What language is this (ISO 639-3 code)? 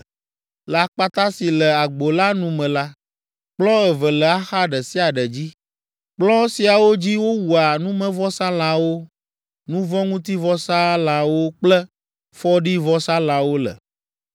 ewe